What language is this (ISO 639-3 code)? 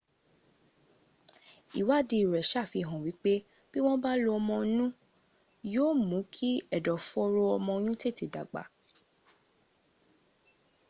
yor